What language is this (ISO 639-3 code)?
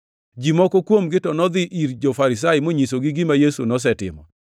luo